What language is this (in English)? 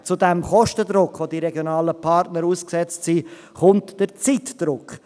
Swiss German